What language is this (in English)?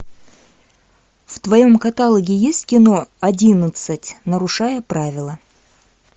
Russian